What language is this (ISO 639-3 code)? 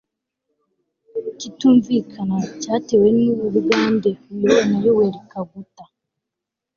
kin